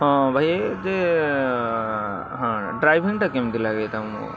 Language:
Odia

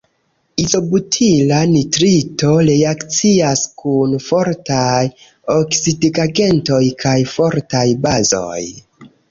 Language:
Esperanto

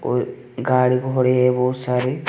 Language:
Hindi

